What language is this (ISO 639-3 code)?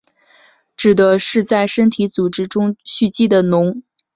zho